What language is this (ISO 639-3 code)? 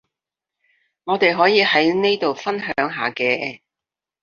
yue